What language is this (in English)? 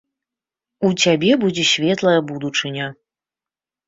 Belarusian